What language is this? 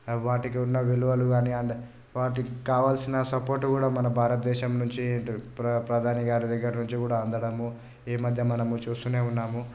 Telugu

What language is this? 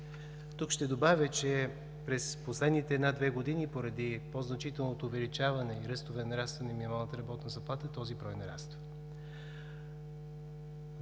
Bulgarian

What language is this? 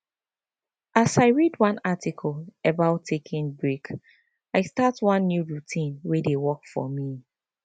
Nigerian Pidgin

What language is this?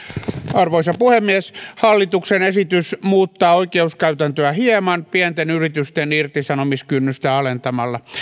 Finnish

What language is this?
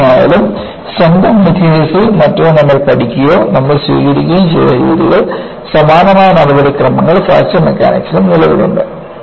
Malayalam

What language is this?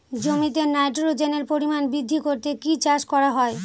Bangla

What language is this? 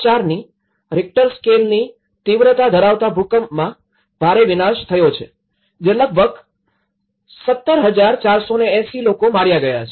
Gujarati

